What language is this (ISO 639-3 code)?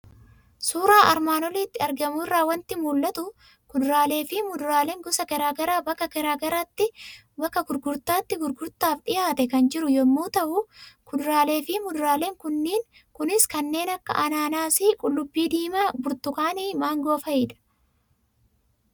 orm